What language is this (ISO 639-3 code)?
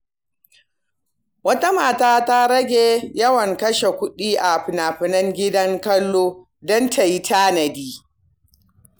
hau